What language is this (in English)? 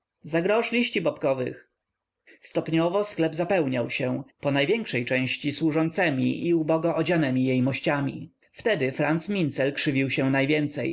Polish